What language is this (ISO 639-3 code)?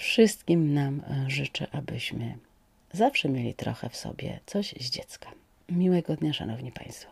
pol